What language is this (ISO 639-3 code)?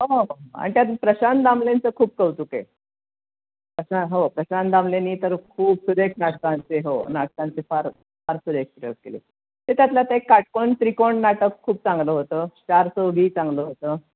mar